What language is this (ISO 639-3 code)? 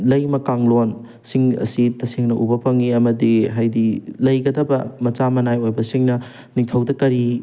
mni